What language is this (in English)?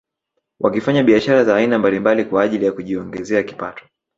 Swahili